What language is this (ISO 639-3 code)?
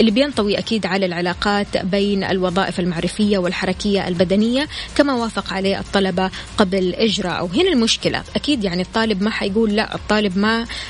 ara